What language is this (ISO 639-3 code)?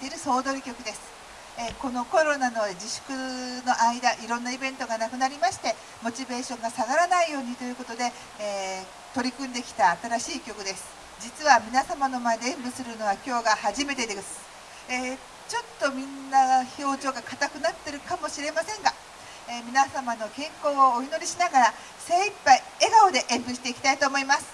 jpn